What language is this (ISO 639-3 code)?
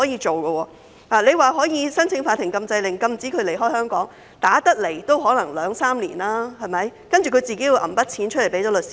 yue